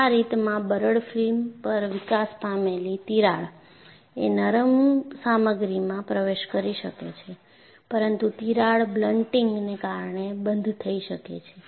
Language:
Gujarati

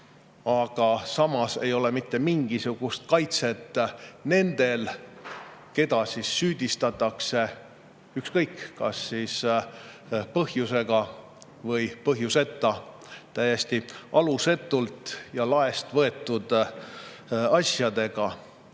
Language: Estonian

